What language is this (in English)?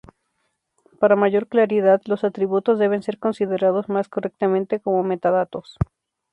Spanish